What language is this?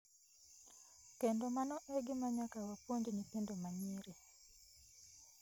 Luo (Kenya and Tanzania)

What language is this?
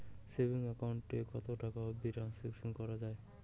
Bangla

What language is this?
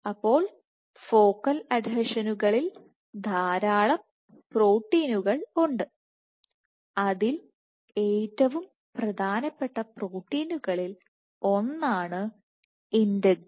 Malayalam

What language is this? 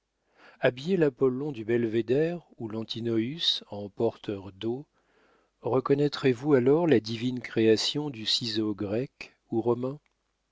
French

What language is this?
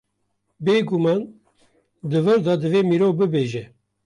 Kurdish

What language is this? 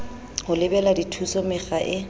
Southern Sotho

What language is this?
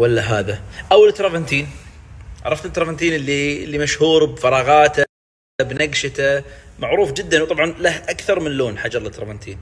Arabic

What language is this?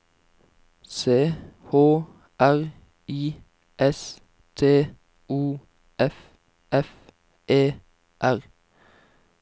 Norwegian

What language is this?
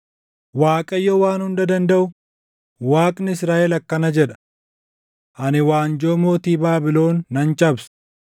Oromo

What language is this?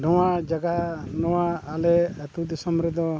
Santali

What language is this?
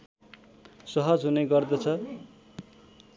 Nepali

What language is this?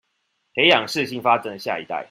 Chinese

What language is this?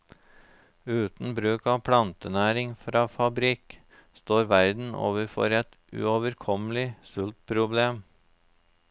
Norwegian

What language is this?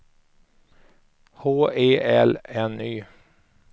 Swedish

